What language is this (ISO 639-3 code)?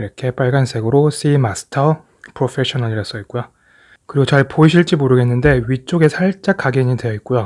kor